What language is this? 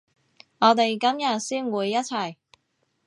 Cantonese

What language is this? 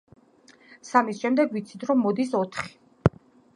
Georgian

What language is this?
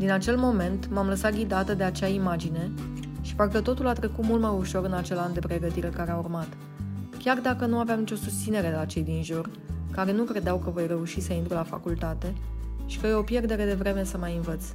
Romanian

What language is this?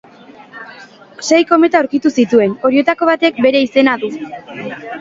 Basque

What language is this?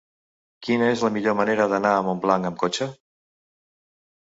Catalan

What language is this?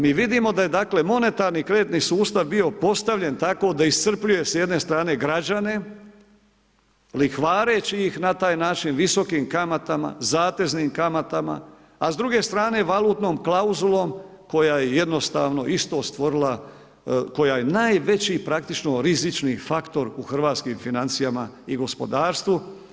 Croatian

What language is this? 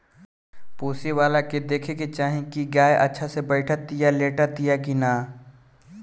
Bhojpuri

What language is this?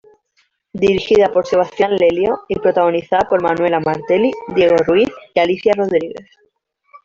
Spanish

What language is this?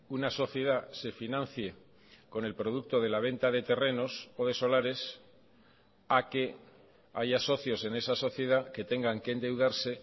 Spanish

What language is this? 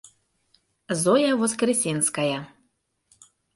Mari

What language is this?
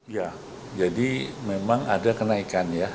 Indonesian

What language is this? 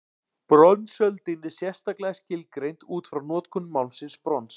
Icelandic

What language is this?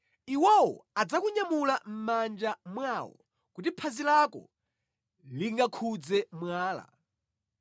Nyanja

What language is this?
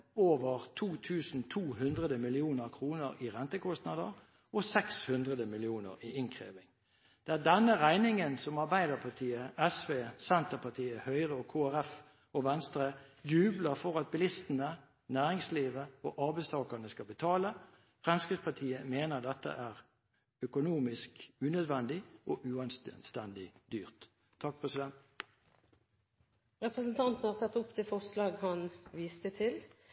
Norwegian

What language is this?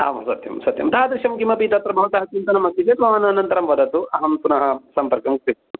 Sanskrit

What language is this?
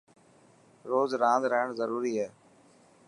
Dhatki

